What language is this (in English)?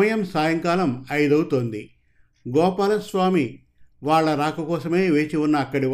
Telugu